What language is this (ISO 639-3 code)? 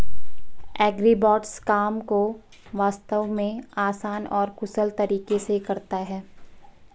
hin